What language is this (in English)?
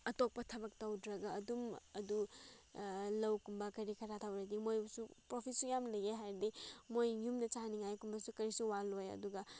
Manipuri